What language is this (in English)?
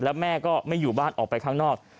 Thai